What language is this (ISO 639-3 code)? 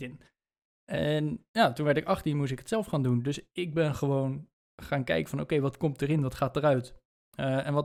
nld